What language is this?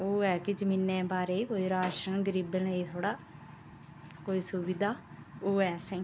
Dogri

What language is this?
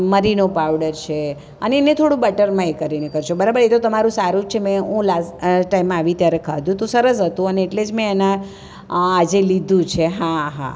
Gujarati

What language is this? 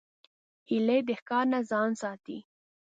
Pashto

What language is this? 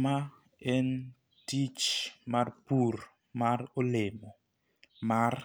Luo (Kenya and Tanzania)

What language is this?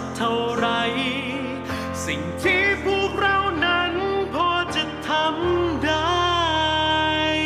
Thai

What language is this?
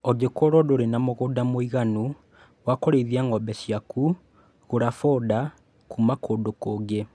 Kikuyu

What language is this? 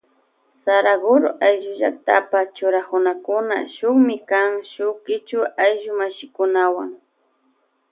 Loja Highland Quichua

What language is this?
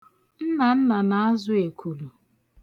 Igbo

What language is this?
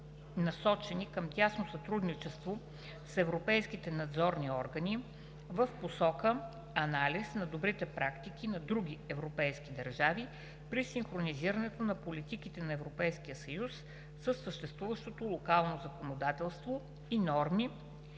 Bulgarian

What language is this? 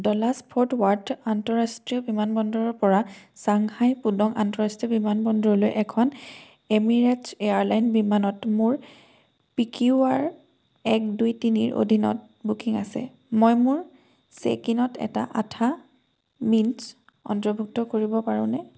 Assamese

